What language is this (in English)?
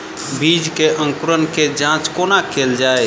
Maithili